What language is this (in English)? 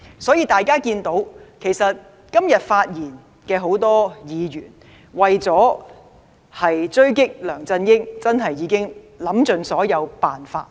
Cantonese